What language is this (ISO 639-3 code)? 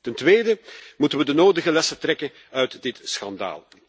nld